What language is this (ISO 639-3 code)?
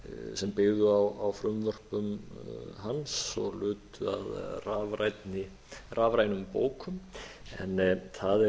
isl